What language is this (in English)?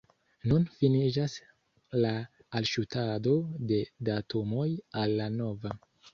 Esperanto